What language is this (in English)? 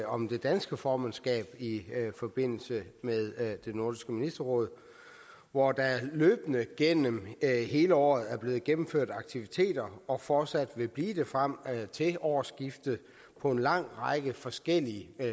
Danish